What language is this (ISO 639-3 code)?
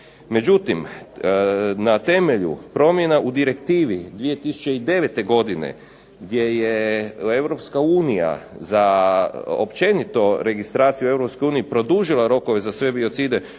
hrv